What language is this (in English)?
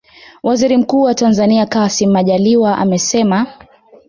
Swahili